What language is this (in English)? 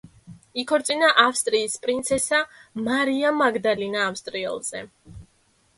Georgian